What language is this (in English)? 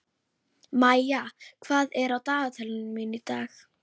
Icelandic